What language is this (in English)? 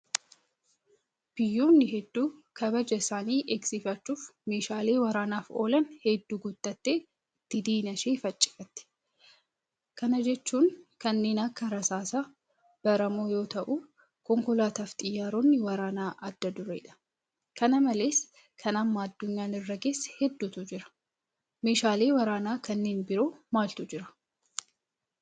Oromo